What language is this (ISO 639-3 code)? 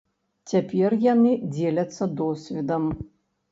bel